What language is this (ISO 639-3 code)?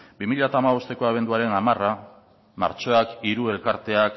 eus